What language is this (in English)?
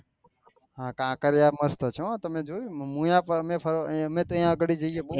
Gujarati